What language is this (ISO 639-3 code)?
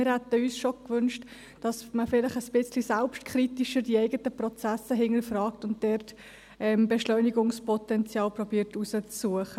gsw